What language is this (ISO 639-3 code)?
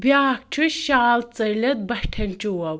kas